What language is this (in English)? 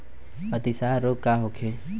Bhojpuri